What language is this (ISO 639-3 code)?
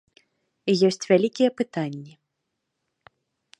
bel